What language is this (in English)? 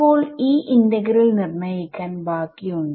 Malayalam